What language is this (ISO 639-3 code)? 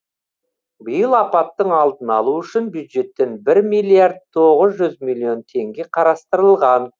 kaz